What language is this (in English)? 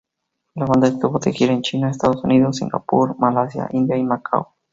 Spanish